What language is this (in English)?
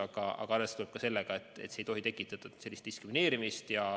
Estonian